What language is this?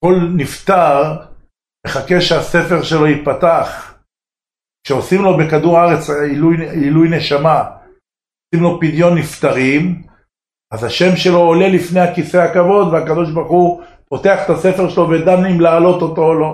Hebrew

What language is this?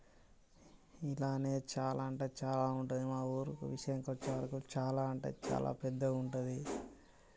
Telugu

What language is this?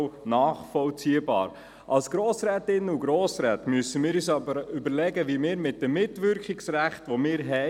Swiss German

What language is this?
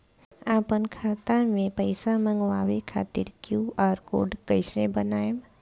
Bhojpuri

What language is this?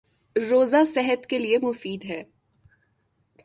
Urdu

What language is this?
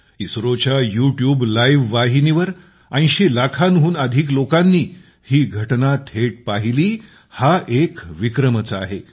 Marathi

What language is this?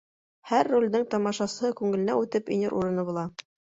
Bashkir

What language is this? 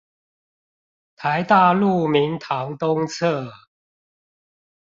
Chinese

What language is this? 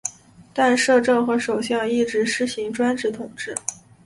Chinese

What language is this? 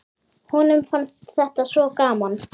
Icelandic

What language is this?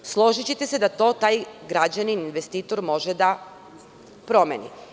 Serbian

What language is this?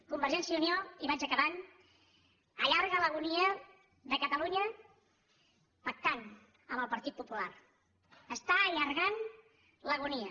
Catalan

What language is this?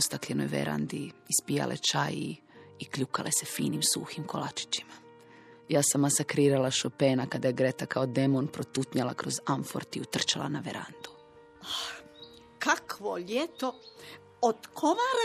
Croatian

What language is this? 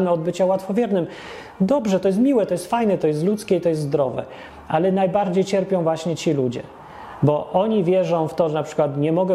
Polish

